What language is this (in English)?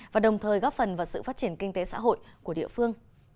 Vietnamese